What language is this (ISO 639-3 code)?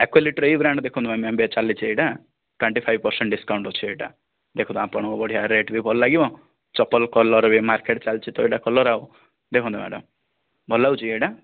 ori